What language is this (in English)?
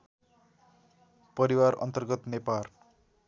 Nepali